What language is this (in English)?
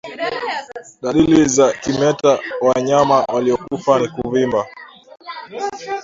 Swahili